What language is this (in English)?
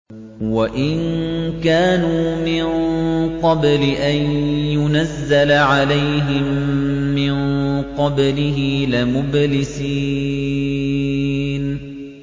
Arabic